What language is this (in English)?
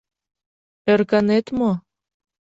Mari